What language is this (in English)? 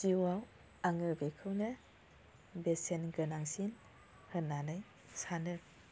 Bodo